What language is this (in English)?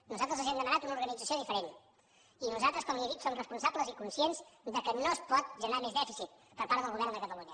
Catalan